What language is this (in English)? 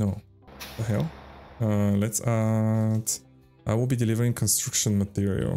English